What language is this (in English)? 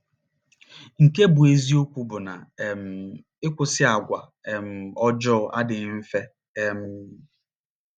Igbo